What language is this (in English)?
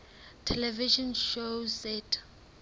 Southern Sotho